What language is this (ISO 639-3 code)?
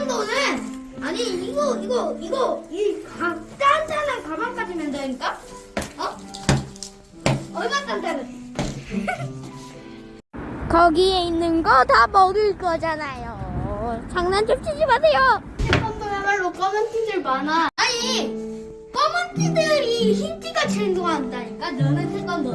kor